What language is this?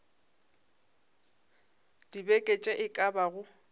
Northern Sotho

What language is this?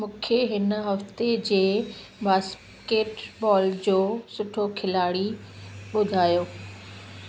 Sindhi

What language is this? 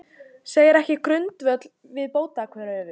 Icelandic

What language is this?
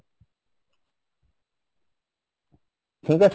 Bangla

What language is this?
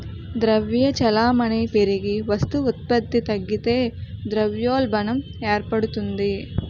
Telugu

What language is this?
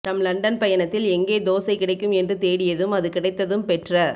Tamil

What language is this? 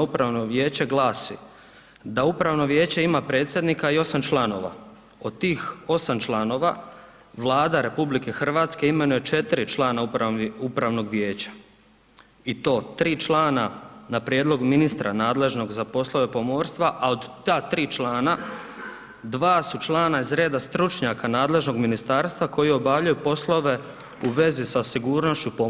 Croatian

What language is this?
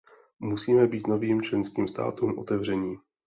Czech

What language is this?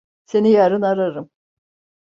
Turkish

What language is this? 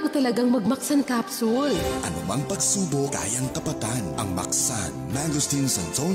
Filipino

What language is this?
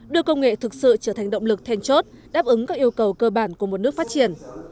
Vietnamese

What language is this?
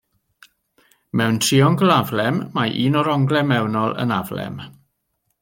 Welsh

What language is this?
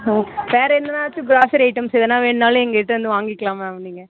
Tamil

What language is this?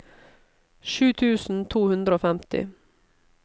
Norwegian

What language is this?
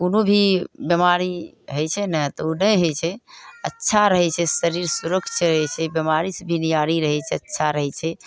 Maithili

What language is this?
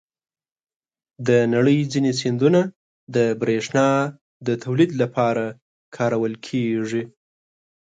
Pashto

